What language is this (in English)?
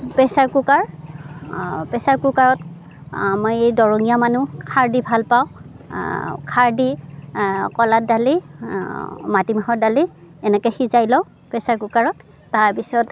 Assamese